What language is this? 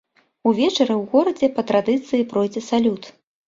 Belarusian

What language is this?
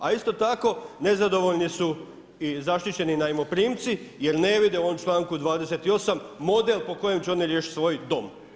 Croatian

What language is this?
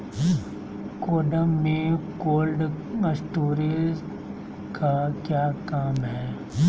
Magahi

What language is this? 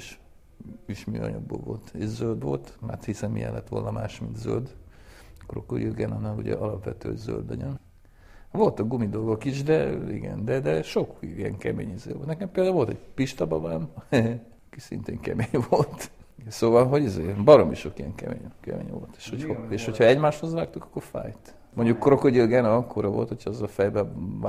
Hungarian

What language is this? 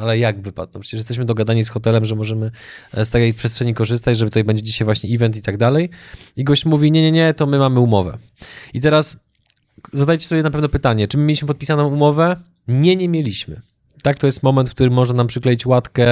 Polish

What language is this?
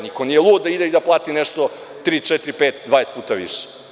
Serbian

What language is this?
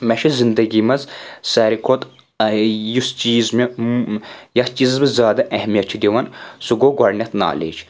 Kashmiri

